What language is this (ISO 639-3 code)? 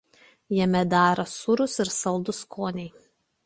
lit